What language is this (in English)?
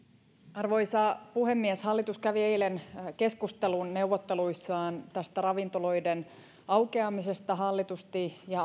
Finnish